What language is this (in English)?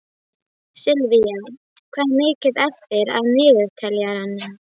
Icelandic